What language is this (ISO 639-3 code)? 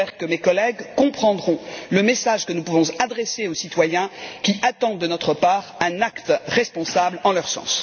fra